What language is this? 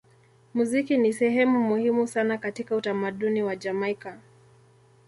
Swahili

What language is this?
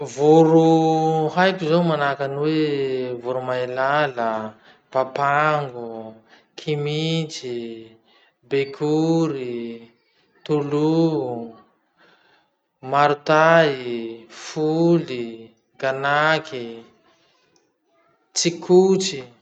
Masikoro Malagasy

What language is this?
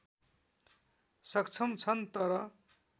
Nepali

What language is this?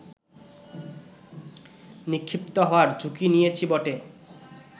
Bangla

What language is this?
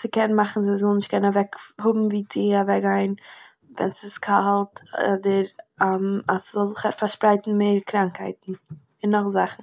Yiddish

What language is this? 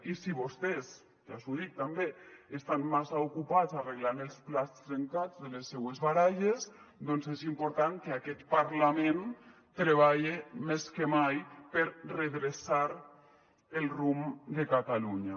Catalan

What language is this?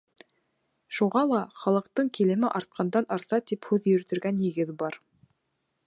Bashkir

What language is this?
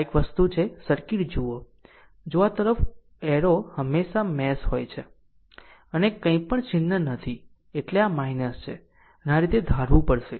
Gujarati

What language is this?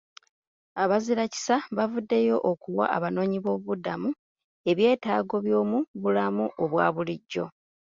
Ganda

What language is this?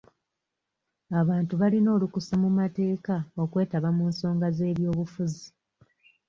Ganda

